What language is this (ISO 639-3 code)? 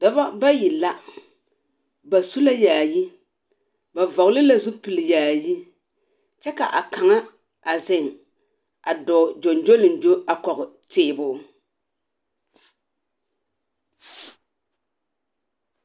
dga